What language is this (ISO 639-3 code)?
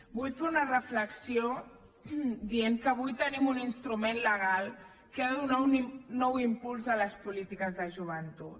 cat